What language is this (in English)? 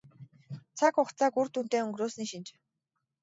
Mongolian